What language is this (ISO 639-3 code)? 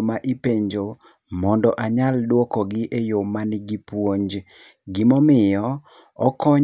luo